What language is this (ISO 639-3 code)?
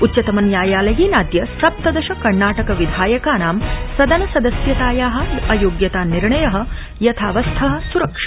san